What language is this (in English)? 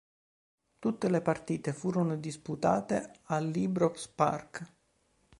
Italian